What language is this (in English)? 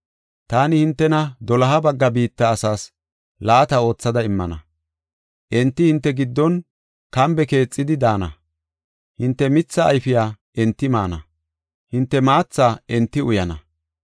Gofa